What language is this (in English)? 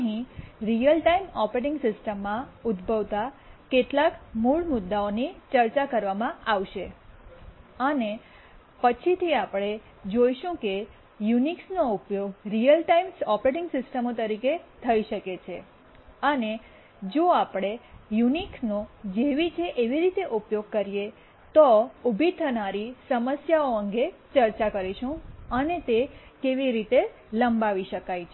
Gujarati